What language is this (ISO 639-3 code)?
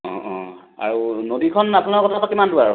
asm